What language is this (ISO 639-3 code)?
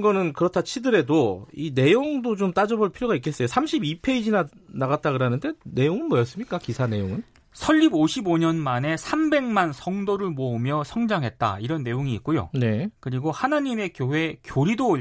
kor